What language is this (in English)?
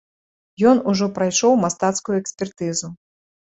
Belarusian